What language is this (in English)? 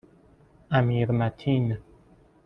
Persian